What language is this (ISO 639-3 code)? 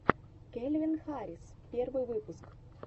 rus